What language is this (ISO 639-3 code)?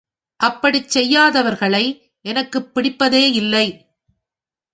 tam